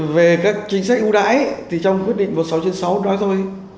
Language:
Vietnamese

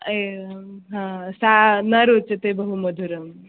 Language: Sanskrit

